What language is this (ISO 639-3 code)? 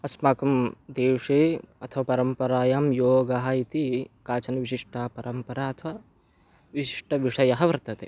san